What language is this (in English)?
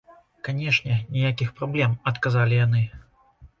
Belarusian